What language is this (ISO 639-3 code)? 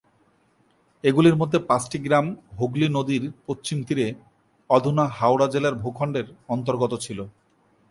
ben